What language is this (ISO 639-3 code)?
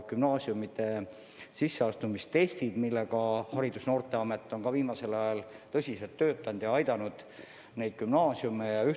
est